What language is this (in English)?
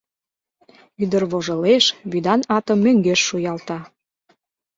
Mari